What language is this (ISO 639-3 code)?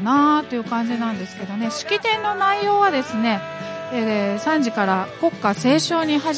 jpn